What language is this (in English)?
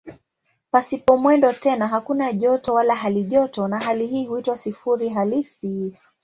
Swahili